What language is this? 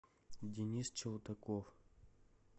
Russian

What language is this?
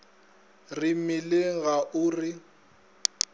Northern Sotho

